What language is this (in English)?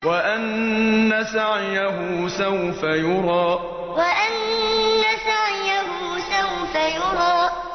Arabic